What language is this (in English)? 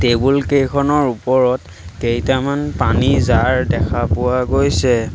Assamese